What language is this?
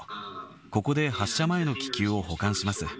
Japanese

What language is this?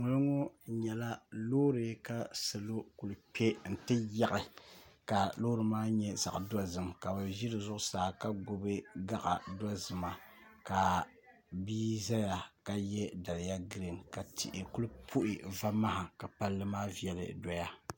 Dagbani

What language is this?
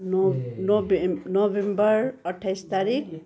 Nepali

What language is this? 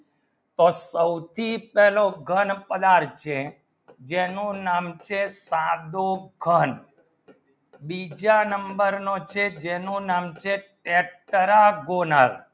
Gujarati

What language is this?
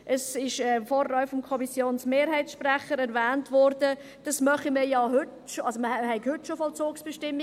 Swiss German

